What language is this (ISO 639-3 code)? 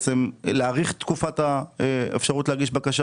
heb